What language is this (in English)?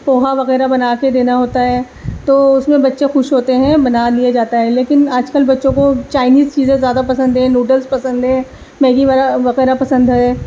Urdu